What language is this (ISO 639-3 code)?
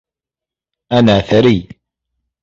ara